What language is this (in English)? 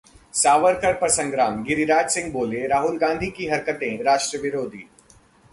Hindi